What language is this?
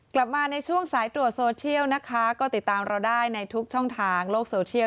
Thai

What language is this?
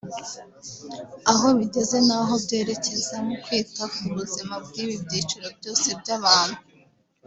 Kinyarwanda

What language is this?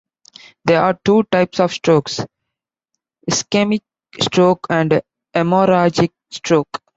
English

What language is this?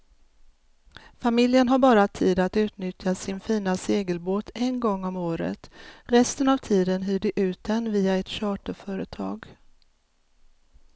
Swedish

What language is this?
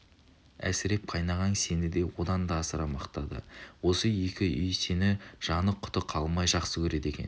Kazakh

